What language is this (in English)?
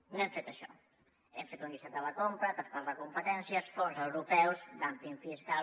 Catalan